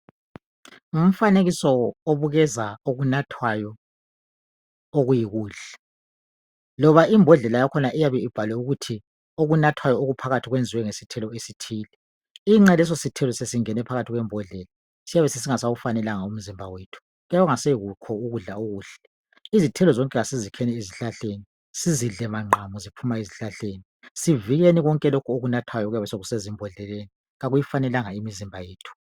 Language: North Ndebele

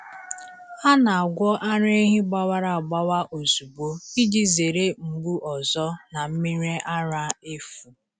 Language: Igbo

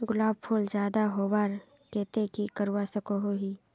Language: Magahi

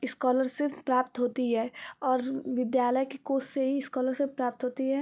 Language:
Hindi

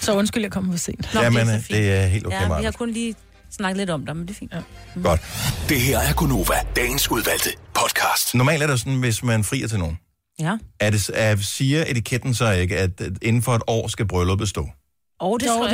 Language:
Danish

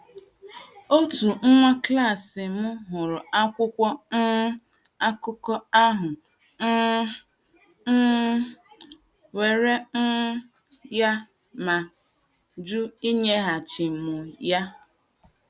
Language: Igbo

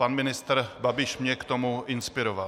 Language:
Czech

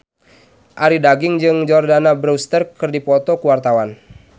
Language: Sundanese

